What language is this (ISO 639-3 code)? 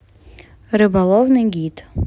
rus